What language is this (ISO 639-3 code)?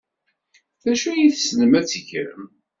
kab